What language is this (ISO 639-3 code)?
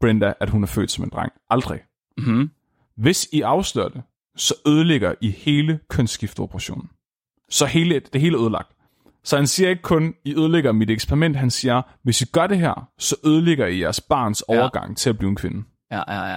dan